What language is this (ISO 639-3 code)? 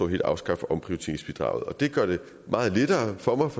dan